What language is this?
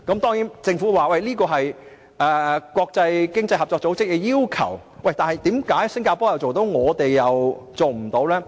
Cantonese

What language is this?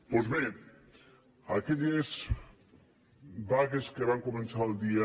Catalan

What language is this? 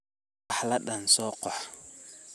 Somali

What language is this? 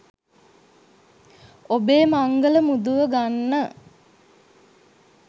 Sinhala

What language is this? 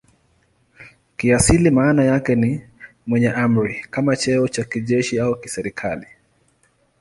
Swahili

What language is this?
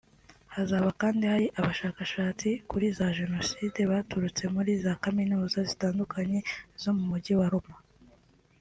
Kinyarwanda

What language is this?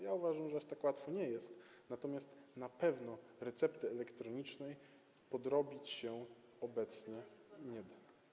Polish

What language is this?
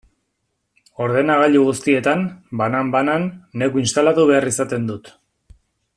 Basque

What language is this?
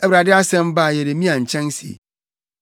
Akan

